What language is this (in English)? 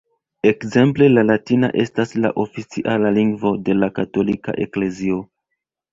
Esperanto